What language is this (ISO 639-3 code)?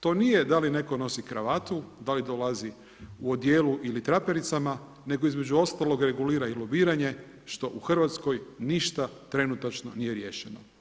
hrv